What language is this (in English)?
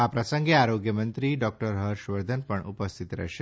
Gujarati